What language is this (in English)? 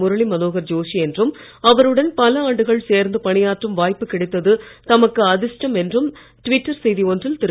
Tamil